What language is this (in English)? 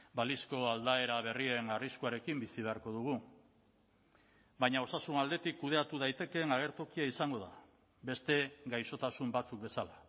Basque